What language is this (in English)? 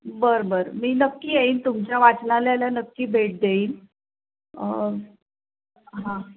Marathi